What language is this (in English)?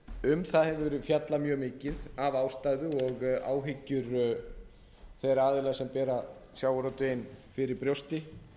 Icelandic